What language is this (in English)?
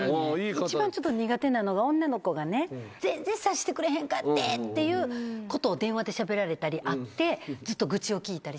Japanese